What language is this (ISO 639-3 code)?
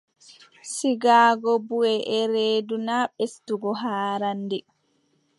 fub